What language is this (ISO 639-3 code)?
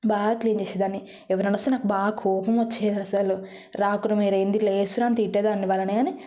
tel